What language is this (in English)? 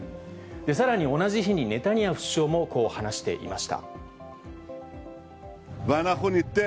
Japanese